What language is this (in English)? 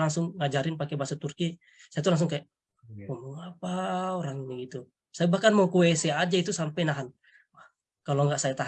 Indonesian